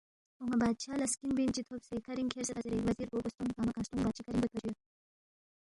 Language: Balti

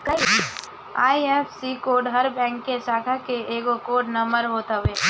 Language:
Bhojpuri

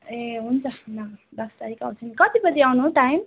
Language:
Nepali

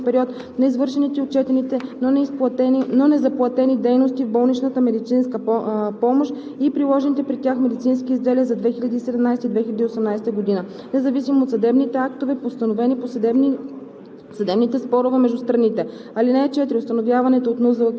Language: Bulgarian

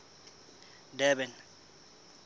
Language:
Southern Sotho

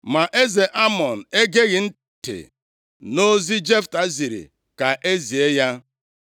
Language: Igbo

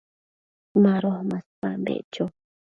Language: Matsés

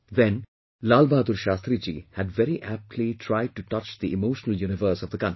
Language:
English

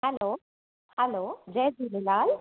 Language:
Sindhi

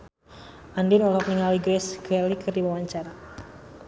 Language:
Sundanese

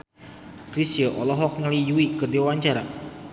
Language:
Sundanese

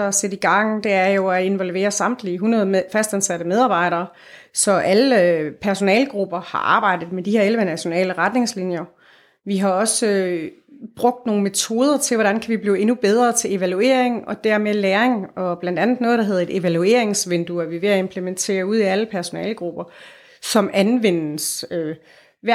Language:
Danish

